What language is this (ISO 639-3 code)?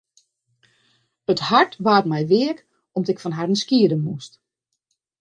fry